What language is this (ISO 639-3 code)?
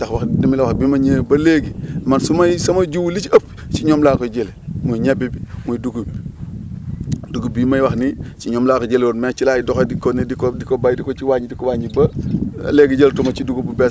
wol